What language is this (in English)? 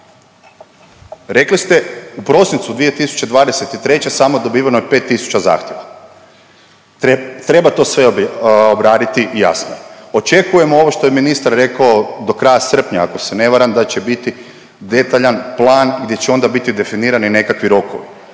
Croatian